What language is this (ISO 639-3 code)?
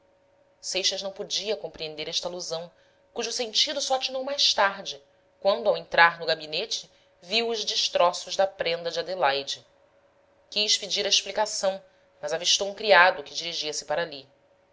por